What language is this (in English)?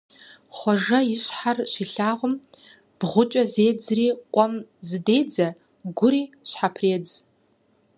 Kabardian